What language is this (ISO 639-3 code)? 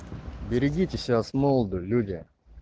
rus